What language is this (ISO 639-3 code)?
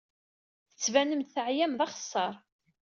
kab